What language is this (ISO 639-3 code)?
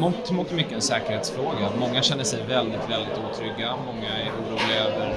swe